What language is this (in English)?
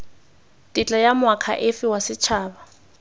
Tswana